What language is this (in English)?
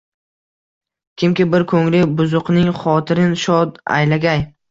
Uzbek